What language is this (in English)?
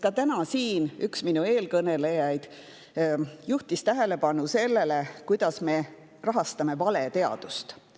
Estonian